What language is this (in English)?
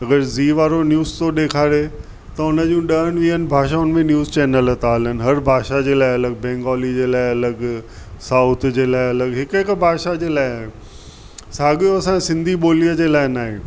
Sindhi